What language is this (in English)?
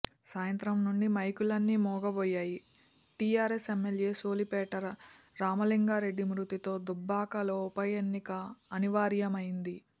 Telugu